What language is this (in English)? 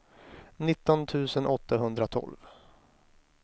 Swedish